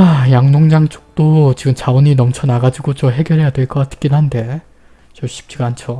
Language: Korean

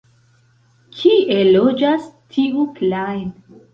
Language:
Esperanto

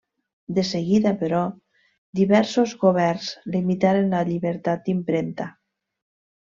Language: Catalan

